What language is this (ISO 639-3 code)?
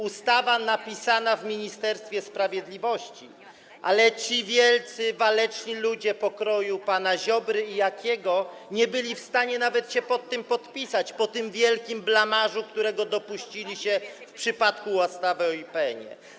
pol